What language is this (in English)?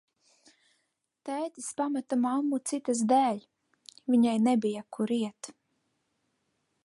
Latvian